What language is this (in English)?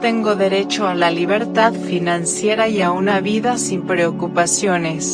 Spanish